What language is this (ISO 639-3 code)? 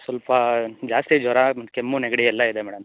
kan